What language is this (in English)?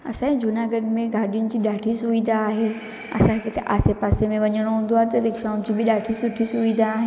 Sindhi